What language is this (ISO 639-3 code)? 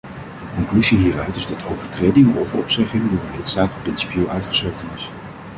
nld